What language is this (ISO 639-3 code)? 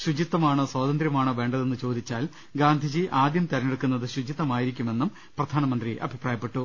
mal